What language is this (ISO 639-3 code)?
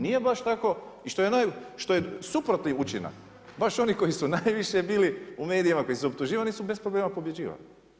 hrv